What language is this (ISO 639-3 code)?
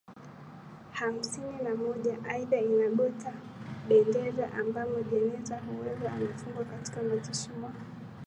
swa